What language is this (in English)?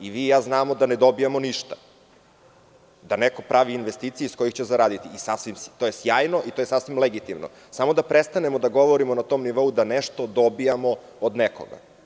Serbian